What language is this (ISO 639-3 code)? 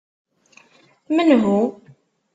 kab